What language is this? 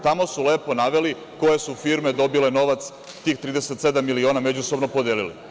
Serbian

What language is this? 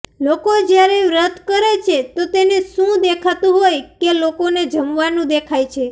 Gujarati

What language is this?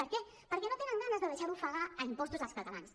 Catalan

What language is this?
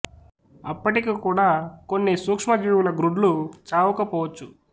Telugu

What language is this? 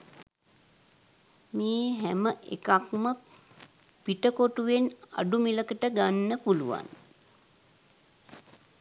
Sinhala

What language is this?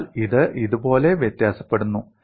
Malayalam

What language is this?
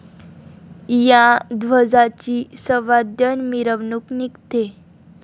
Marathi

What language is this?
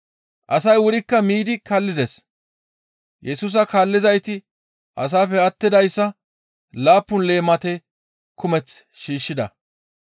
Gamo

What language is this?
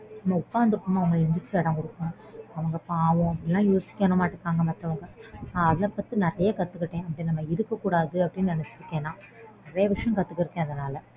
Tamil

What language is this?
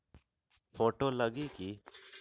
Magahi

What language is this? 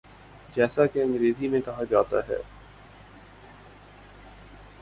Urdu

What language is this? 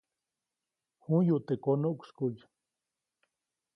Copainalá Zoque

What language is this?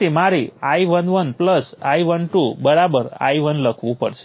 Gujarati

